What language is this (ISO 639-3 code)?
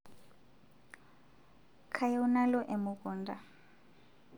mas